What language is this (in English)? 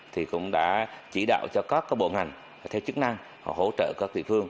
Vietnamese